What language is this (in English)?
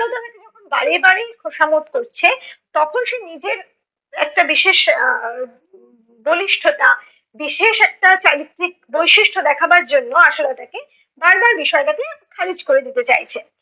Bangla